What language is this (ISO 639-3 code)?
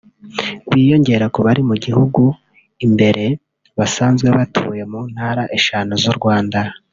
kin